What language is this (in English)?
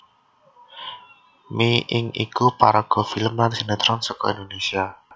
Javanese